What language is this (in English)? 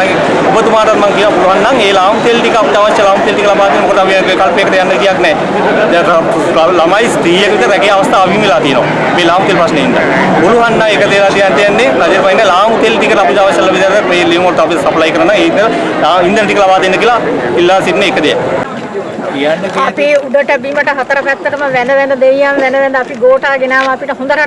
Sinhala